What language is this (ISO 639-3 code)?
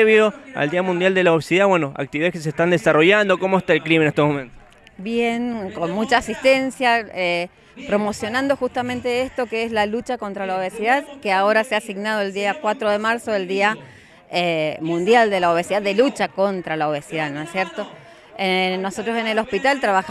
spa